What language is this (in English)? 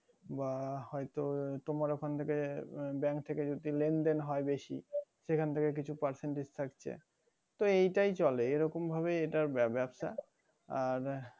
Bangla